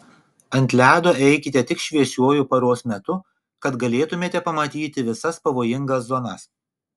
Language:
Lithuanian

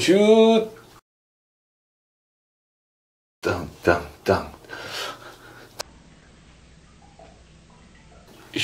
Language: Korean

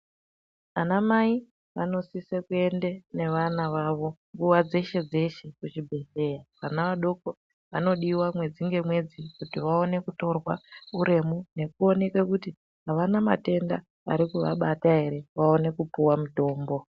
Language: Ndau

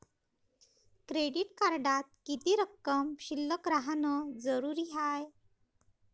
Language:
Marathi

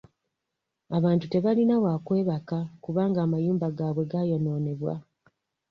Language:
Ganda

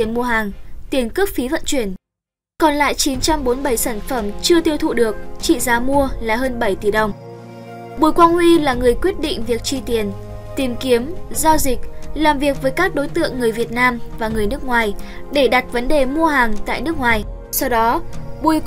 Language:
Vietnamese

